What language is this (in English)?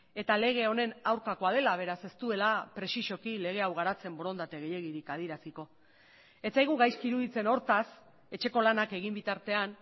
Basque